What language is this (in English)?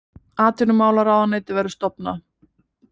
Icelandic